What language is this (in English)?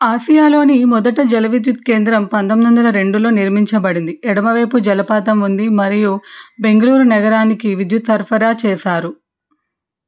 Telugu